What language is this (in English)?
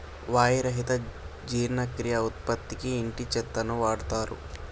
Telugu